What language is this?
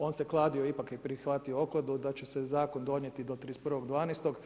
Croatian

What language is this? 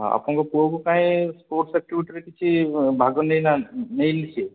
Odia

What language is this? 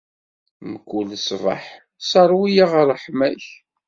Kabyle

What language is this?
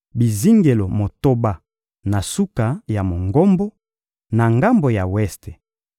Lingala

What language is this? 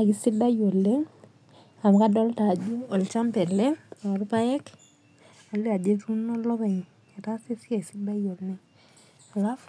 Masai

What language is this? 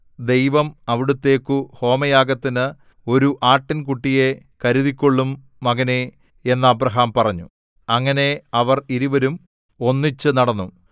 Malayalam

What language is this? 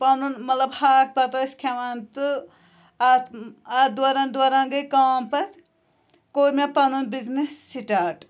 Kashmiri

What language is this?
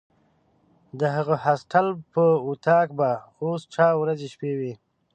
Pashto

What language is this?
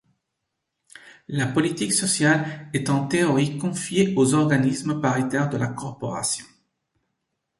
French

